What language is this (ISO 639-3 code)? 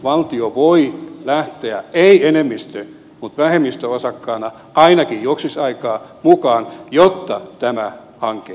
fin